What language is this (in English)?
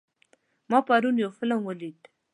Pashto